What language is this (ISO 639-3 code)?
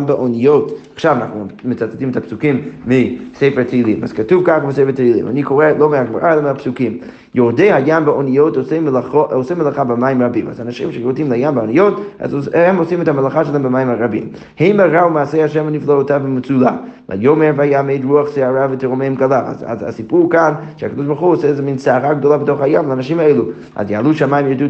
heb